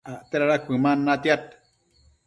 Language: Matsés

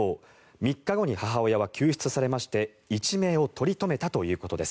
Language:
Japanese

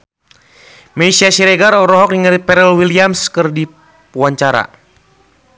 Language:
Sundanese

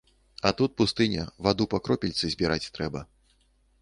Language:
Belarusian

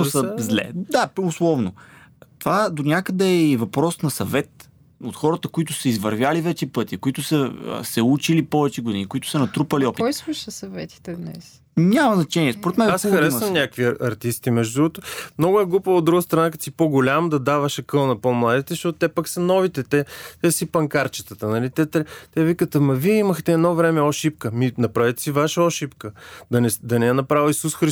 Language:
Bulgarian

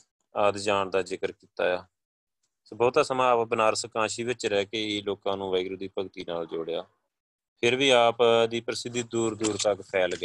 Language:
Punjabi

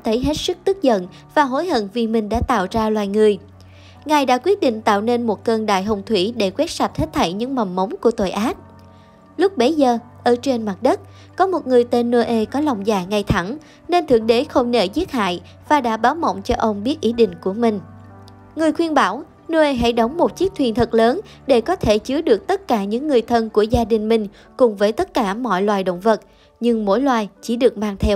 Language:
Vietnamese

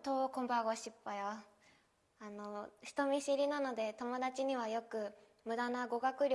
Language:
Japanese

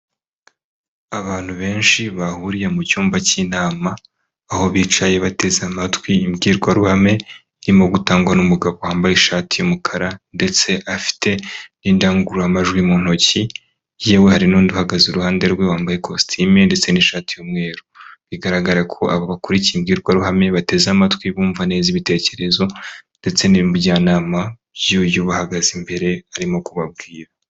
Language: Kinyarwanda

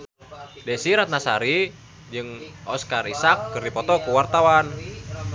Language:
Sundanese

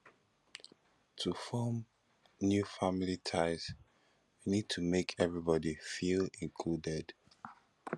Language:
Nigerian Pidgin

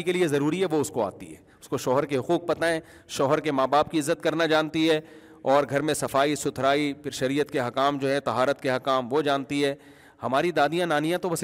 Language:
Urdu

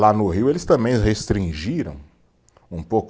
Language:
Portuguese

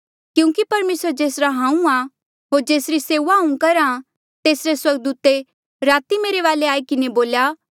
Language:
Mandeali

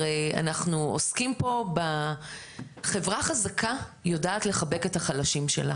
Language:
Hebrew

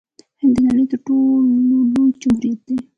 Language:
Pashto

